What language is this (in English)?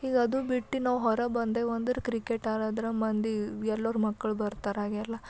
Kannada